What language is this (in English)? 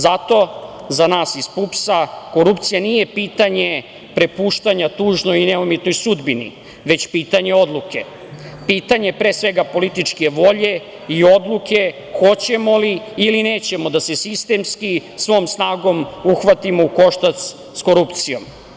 Serbian